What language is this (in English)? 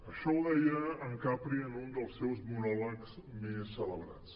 Catalan